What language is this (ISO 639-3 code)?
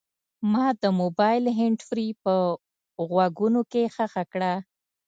pus